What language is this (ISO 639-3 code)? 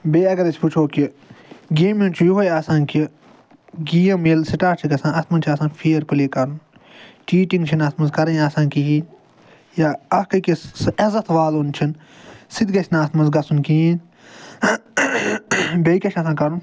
kas